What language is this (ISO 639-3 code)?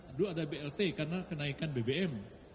ind